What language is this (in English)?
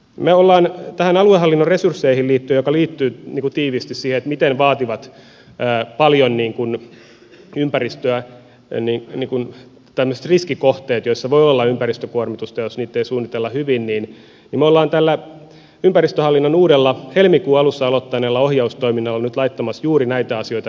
Finnish